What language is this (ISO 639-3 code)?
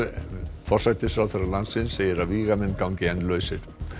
isl